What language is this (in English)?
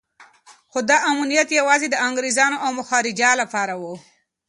Pashto